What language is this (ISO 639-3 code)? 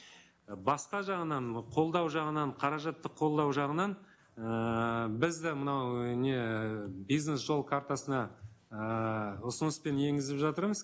kaz